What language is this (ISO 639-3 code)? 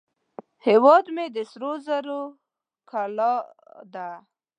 pus